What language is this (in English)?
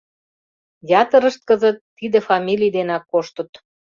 Mari